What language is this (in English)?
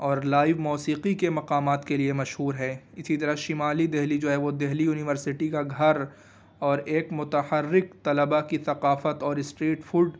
Urdu